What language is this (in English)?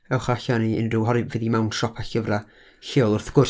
Welsh